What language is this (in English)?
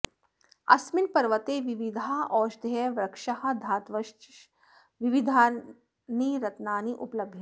Sanskrit